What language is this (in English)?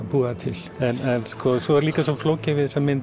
Icelandic